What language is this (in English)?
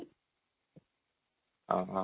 Odia